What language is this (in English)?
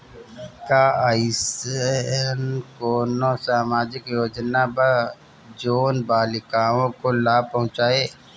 Bhojpuri